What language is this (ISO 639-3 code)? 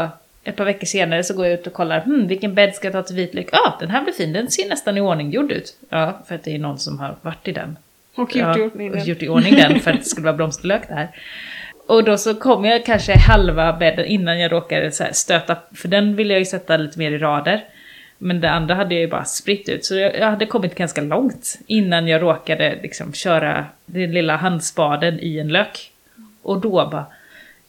swe